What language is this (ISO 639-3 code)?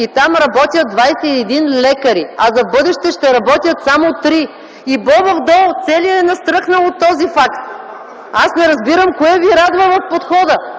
bul